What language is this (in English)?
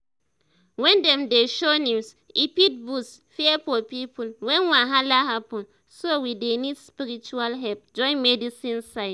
Nigerian Pidgin